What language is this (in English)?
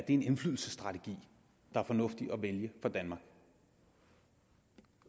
Danish